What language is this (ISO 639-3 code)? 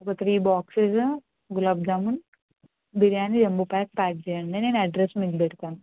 tel